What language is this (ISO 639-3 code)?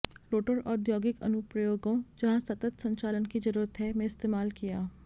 hin